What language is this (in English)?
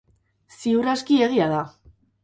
Basque